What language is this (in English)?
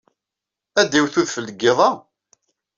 Kabyle